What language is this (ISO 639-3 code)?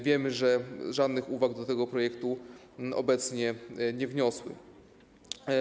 pol